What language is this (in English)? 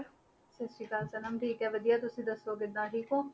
Punjabi